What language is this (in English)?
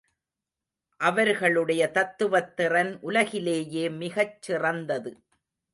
Tamil